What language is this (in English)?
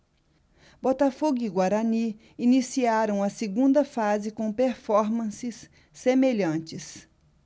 Portuguese